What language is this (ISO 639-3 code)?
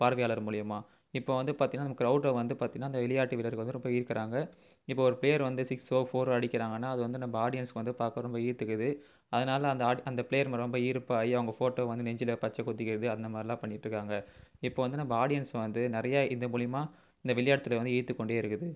tam